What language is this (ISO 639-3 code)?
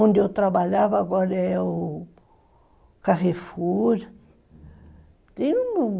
por